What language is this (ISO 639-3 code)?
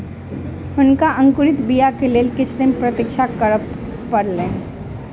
mai